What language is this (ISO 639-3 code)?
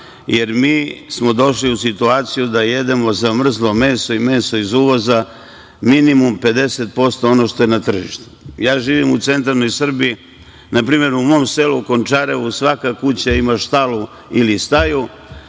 srp